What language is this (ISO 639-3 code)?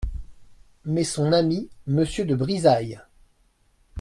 fra